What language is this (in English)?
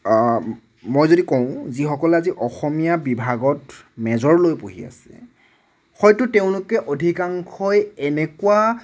Assamese